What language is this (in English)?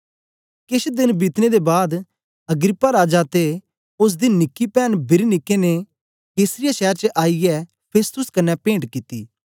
Dogri